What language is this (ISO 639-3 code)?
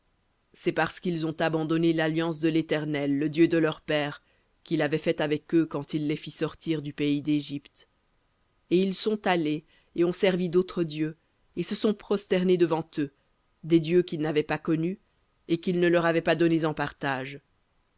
fra